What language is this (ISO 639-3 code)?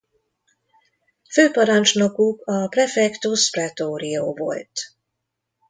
hun